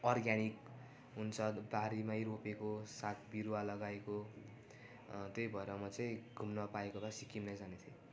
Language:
Nepali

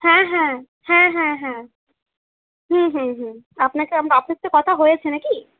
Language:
Bangla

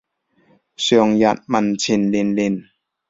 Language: Cantonese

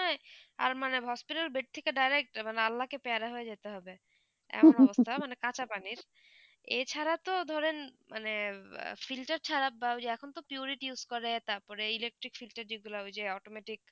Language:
Bangla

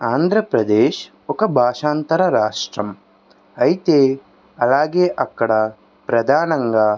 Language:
Telugu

